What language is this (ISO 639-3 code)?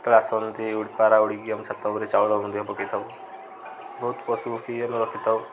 ori